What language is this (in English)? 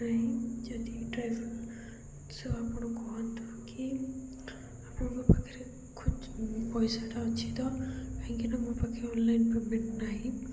Odia